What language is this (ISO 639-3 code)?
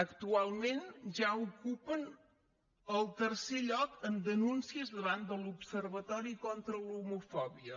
cat